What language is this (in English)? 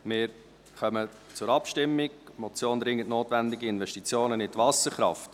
Swiss German